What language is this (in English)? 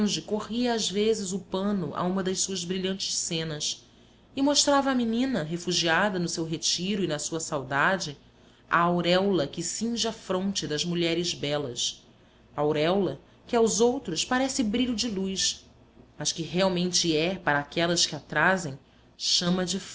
Portuguese